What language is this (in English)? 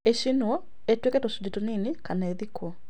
Kikuyu